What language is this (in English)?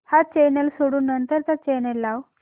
Marathi